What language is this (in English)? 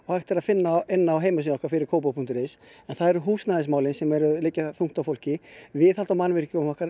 Icelandic